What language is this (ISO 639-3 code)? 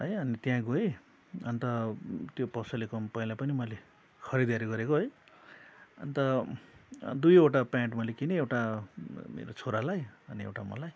nep